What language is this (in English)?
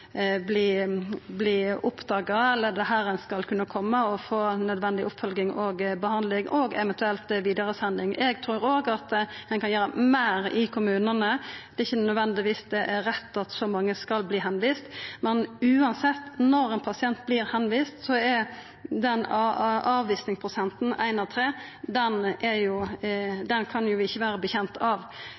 Norwegian Nynorsk